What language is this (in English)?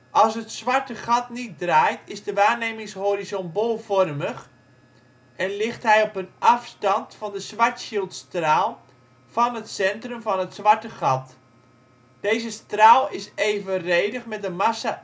Dutch